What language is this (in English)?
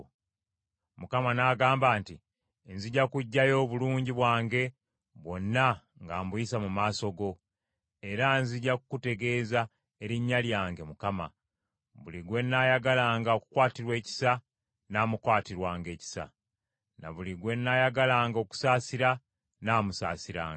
Ganda